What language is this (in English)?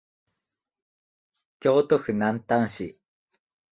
Japanese